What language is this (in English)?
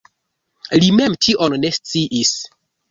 Esperanto